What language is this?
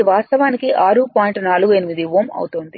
Telugu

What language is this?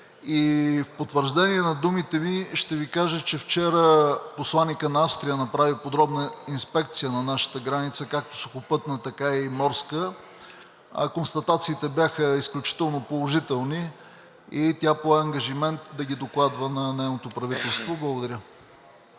Bulgarian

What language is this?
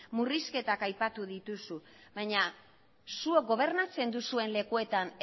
Basque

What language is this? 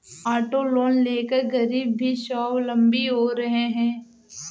Hindi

